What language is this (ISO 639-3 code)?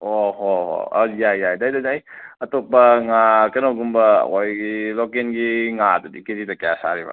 mni